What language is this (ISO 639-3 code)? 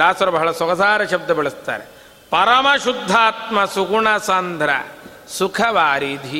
kan